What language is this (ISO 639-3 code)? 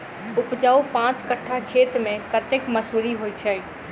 mai